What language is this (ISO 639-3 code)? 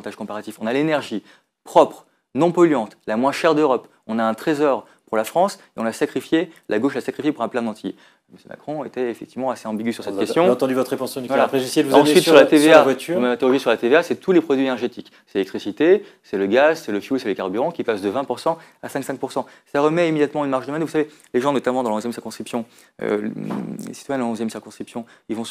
fra